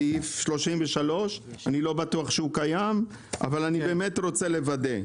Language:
Hebrew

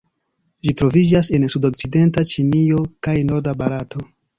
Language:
Esperanto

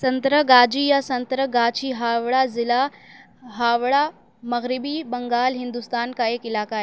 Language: Urdu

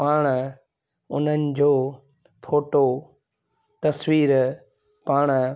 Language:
Sindhi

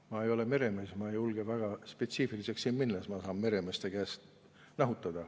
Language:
Estonian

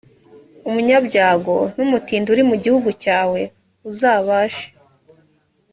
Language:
Kinyarwanda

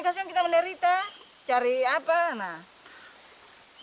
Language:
Indonesian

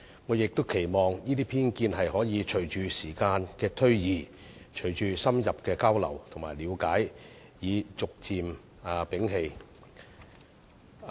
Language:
Cantonese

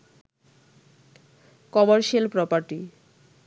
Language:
Bangla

